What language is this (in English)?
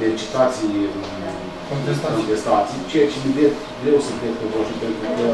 Romanian